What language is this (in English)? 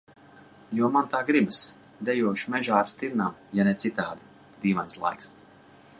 Latvian